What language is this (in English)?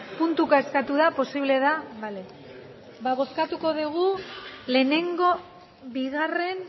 Basque